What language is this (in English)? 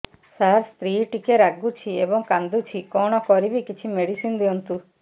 Odia